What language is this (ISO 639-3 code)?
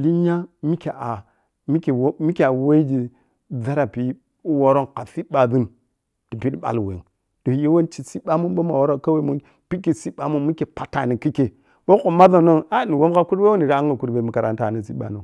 piy